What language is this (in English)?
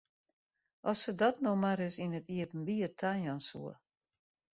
Western Frisian